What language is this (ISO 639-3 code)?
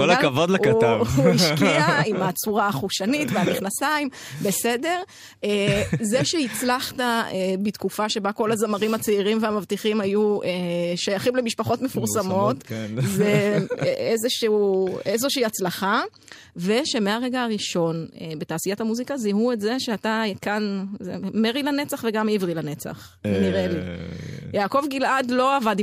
heb